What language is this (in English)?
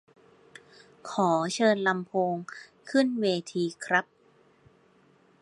Thai